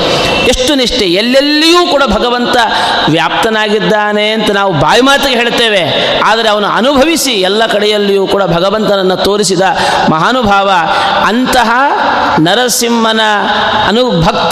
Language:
Kannada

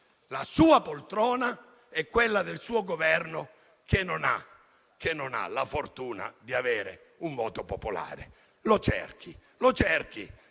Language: Italian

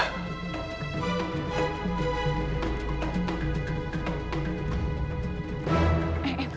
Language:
Indonesian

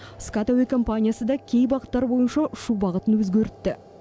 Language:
Kazakh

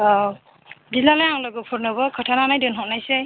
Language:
Bodo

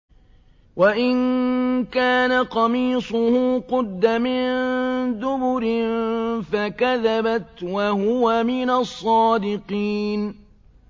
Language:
Arabic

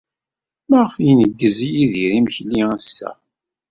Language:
Kabyle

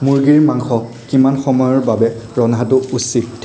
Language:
Assamese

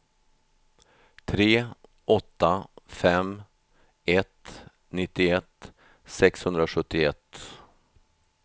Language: Swedish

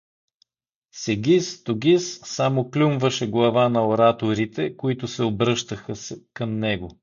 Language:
Bulgarian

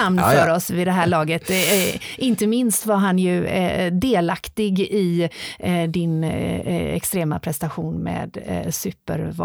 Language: Swedish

